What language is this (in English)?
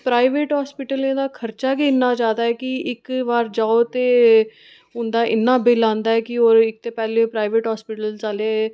Dogri